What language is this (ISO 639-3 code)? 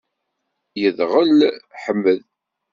kab